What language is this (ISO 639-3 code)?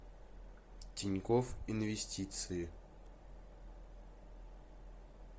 rus